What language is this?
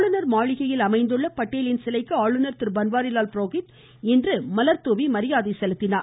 Tamil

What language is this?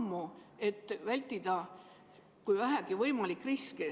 Estonian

